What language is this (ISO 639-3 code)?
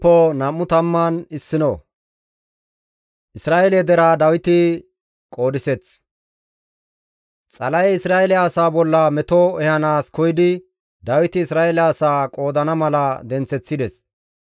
gmv